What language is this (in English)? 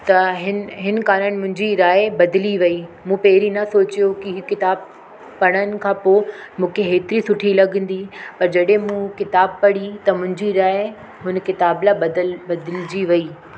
Sindhi